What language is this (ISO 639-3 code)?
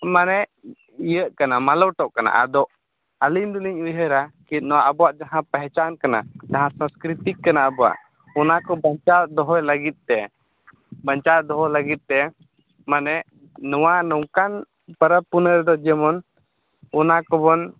sat